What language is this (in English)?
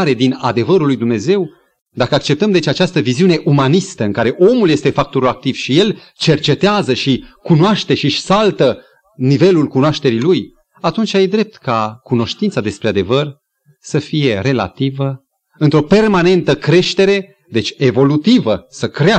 Romanian